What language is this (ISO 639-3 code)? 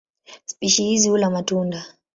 swa